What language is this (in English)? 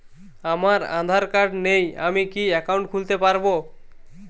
Bangla